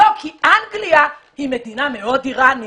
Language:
Hebrew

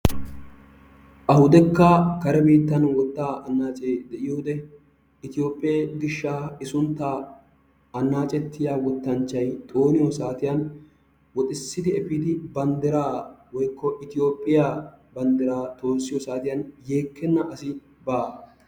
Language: Wolaytta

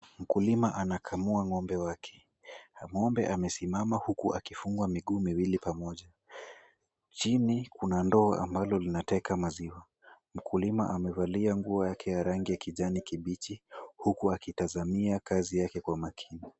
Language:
Swahili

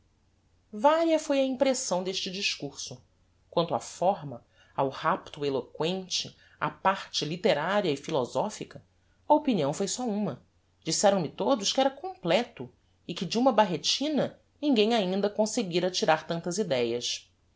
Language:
Portuguese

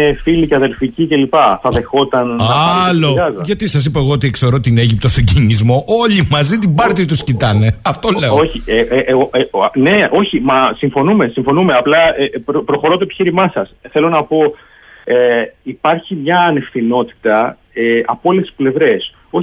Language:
Greek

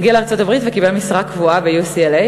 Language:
Hebrew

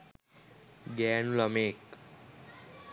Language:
Sinhala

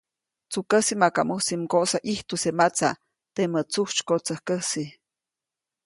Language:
Copainalá Zoque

